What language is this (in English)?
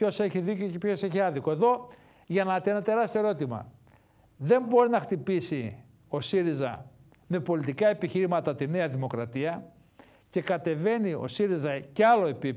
Greek